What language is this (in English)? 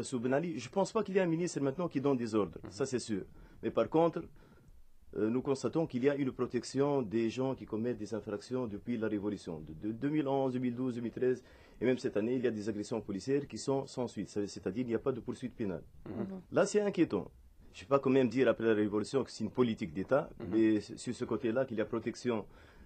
French